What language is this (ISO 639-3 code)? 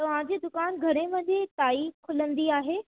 snd